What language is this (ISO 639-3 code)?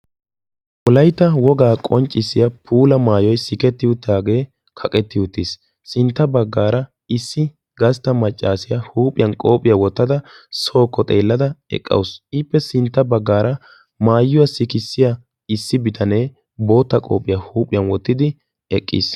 wal